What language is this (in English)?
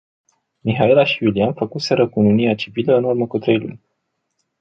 Romanian